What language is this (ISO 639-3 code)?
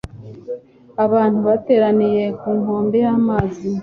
kin